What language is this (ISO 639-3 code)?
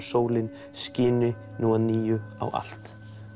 isl